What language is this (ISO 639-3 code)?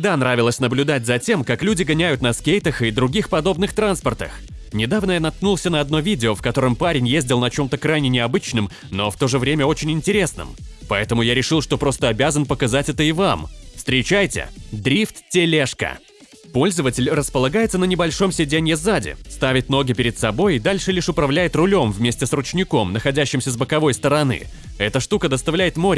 rus